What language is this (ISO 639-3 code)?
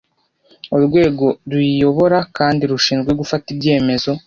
kin